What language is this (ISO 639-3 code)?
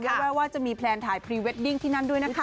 tha